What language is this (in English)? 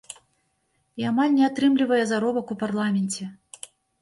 Belarusian